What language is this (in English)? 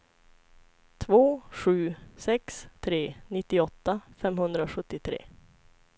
Swedish